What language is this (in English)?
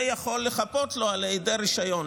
Hebrew